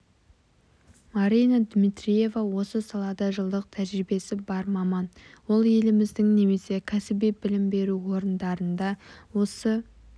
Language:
Kazakh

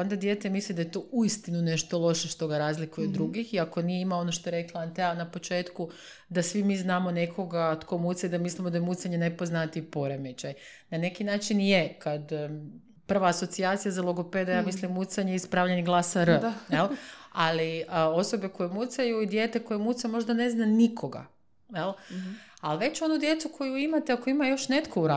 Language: Croatian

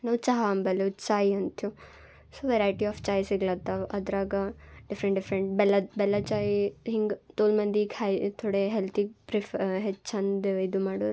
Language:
Kannada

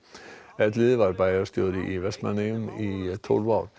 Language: Icelandic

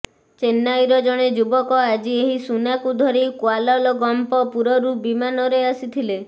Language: Odia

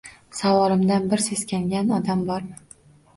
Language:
Uzbek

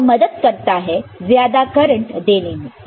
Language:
Hindi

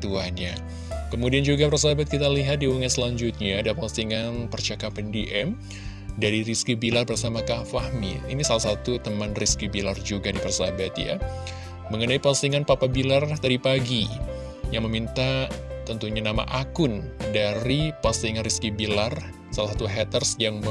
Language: Indonesian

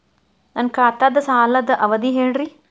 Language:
Kannada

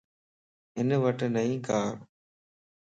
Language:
Lasi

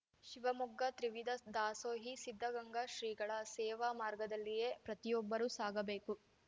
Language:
Kannada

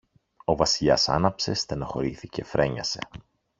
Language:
Greek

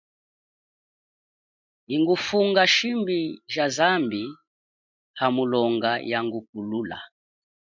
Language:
Chokwe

